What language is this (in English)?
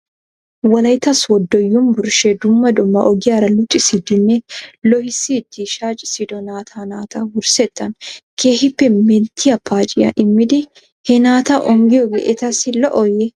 Wolaytta